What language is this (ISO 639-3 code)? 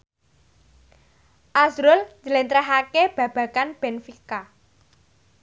jav